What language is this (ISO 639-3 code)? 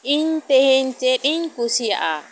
sat